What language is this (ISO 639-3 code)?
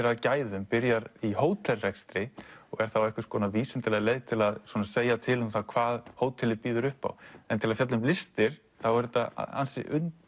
isl